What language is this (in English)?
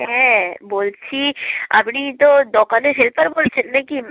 Bangla